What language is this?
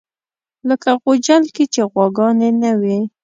Pashto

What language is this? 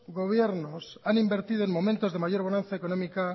Spanish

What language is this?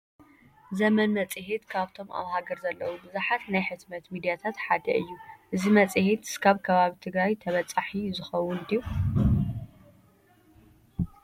Tigrinya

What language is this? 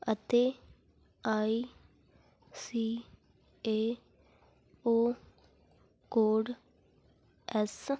Punjabi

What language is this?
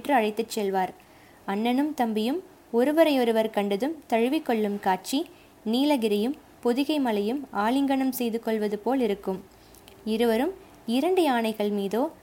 Tamil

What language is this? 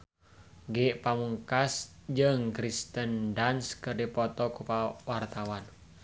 Sundanese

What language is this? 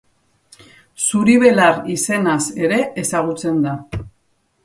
Basque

